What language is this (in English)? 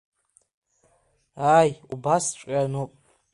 Abkhazian